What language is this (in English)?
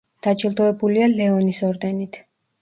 Georgian